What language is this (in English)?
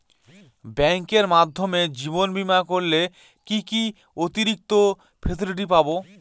Bangla